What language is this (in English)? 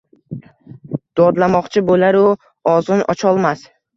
Uzbek